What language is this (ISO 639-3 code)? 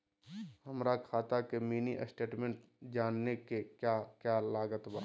mag